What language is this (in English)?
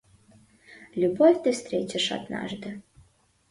Mari